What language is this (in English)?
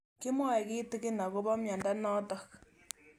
Kalenjin